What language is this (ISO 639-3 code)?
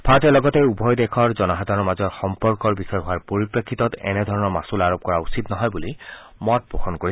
asm